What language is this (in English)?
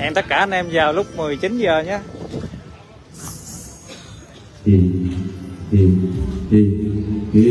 Vietnamese